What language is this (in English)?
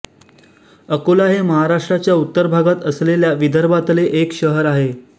Marathi